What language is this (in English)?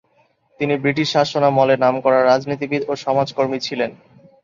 Bangla